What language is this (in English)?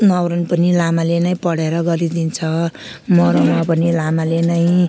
Nepali